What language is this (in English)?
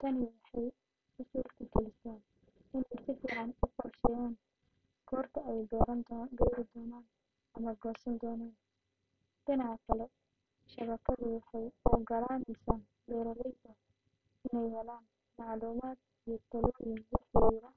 Somali